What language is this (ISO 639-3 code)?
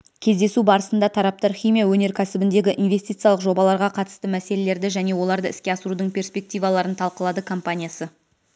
kaz